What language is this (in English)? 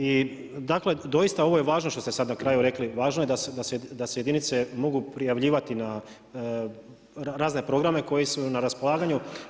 Croatian